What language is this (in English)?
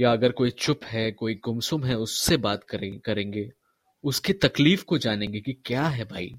Hindi